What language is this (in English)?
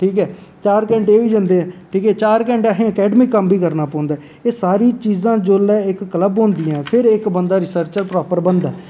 Dogri